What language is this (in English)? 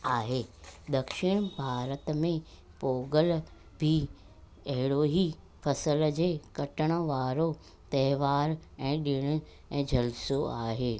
Sindhi